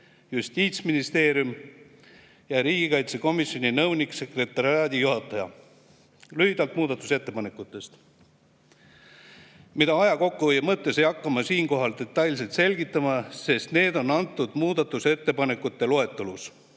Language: Estonian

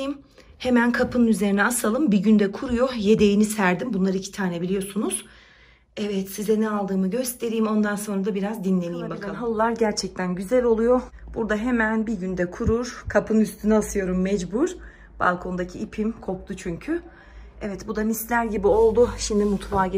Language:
Turkish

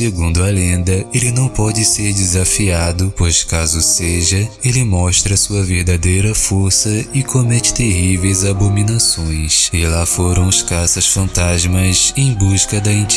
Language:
Portuguese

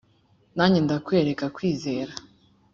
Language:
Kinyarwanda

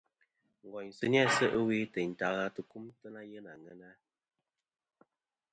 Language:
Kom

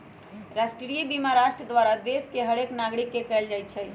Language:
Magahi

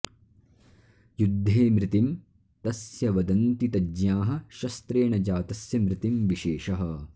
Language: Sanskrit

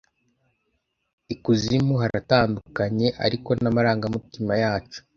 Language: Kinyarwanda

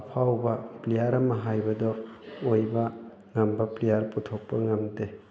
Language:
Manipuri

